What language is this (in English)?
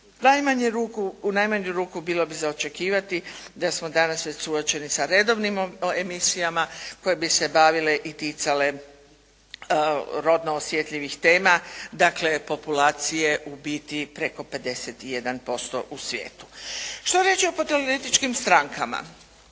Croatian